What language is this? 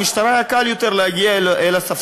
Hebrew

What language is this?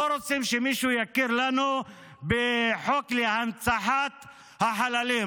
Hebrew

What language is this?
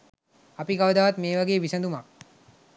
Sinhala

